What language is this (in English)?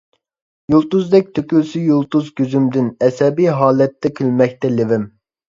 Uyghur